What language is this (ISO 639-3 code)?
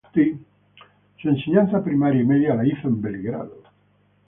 spa